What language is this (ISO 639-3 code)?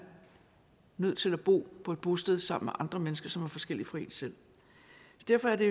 dan